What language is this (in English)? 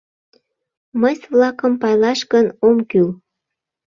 Mari